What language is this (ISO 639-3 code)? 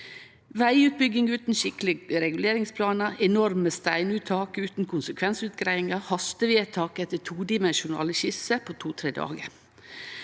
nor